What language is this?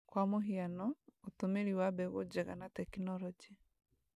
Kikuyu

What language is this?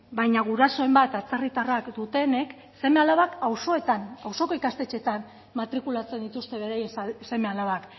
Basque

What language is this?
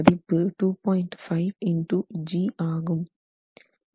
Tamil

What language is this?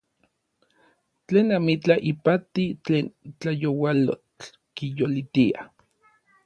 Orizaba Nahuatl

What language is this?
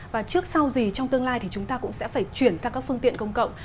Vietnamese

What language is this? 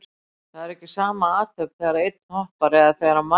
Icelandic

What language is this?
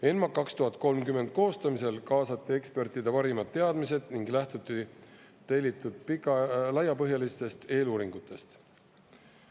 Estonian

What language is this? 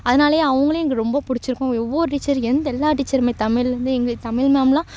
Tamil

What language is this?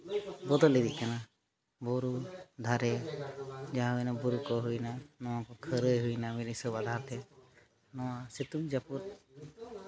Santali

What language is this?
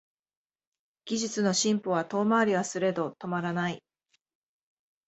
Japanese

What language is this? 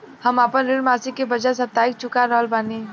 Bhojpuri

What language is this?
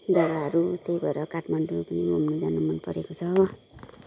Nepali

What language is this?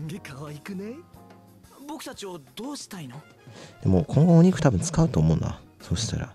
Japanese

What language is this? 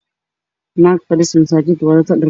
Somali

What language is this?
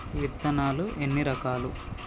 Telugu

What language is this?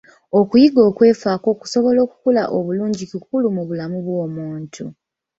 Ganda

